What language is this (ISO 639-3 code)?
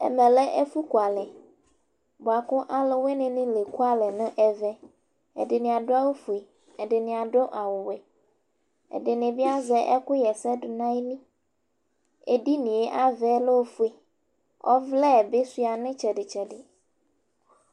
kpo